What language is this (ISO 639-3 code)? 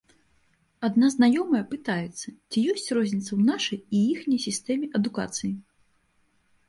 bel